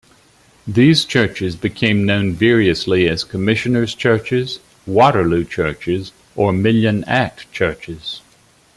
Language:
English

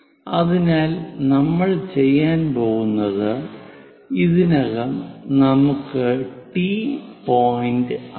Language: Malayalam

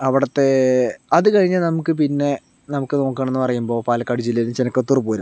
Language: Malayalam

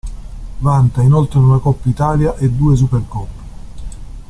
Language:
Italian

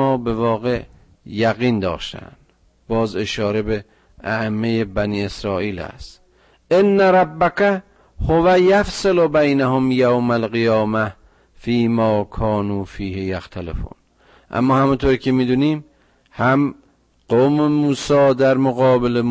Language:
Persian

